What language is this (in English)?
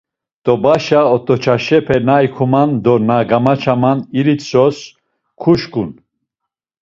Laz